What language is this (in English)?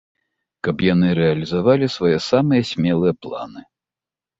Belarusian